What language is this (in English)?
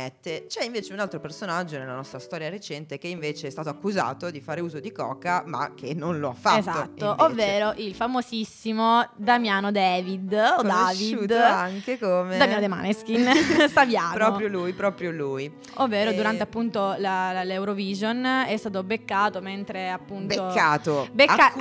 Italian